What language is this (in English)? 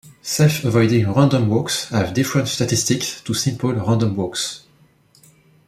English